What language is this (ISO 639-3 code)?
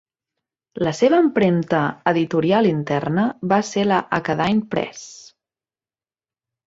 cat